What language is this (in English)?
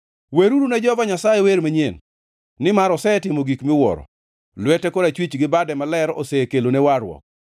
Luo (Kenya and Tanzania)